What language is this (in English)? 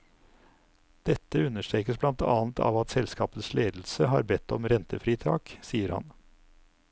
Norwegian